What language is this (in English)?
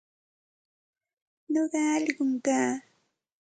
Santa Ana de Tusi Pasco Quechua